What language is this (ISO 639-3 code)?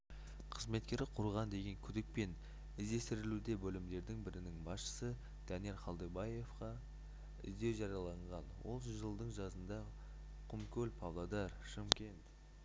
kaz